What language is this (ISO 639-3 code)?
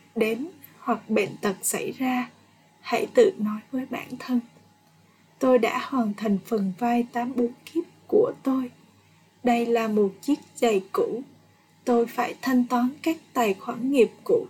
vie